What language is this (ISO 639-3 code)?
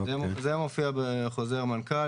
heb